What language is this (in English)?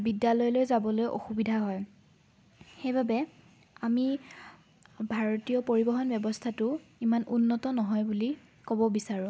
Assamese